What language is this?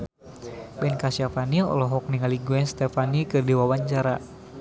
Sundanese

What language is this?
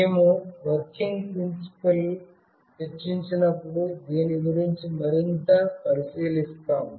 Telugu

